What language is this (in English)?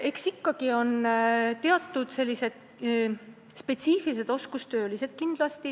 Estonian